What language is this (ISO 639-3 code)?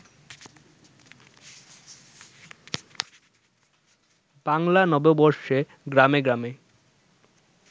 ben